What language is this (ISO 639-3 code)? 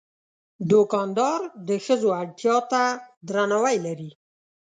pus